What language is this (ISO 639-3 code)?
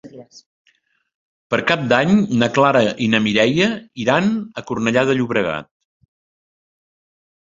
cat